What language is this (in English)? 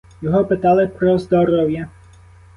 Ukrainian